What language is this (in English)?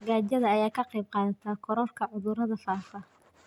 Somali